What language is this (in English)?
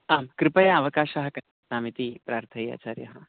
Sanskrit